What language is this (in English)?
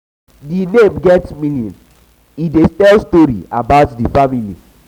Nigerian Pidgin